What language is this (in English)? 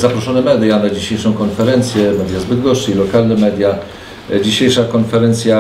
Polish